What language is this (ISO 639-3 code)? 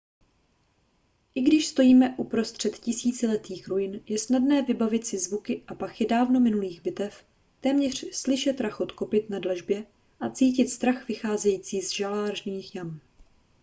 ces